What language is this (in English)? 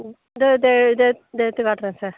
Tamil